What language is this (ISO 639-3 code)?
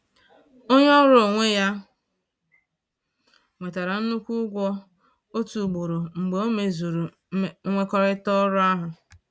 ibo